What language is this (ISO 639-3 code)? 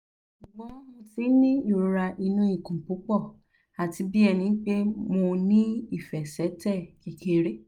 yor